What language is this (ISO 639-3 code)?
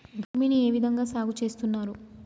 tel